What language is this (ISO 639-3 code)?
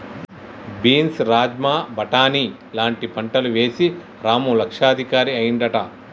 tel